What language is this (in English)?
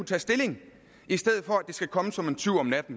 Danish